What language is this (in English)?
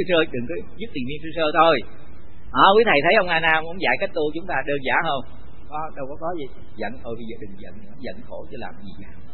Vietnamese